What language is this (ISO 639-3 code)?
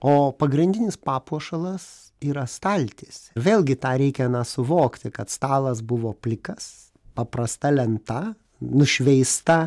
lit